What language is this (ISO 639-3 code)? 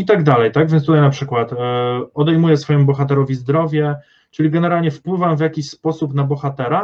pol